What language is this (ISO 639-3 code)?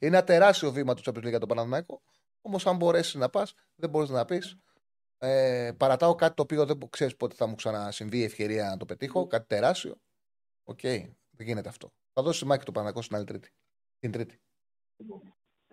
ell